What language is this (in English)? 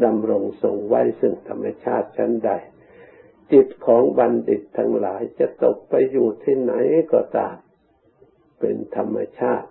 Thai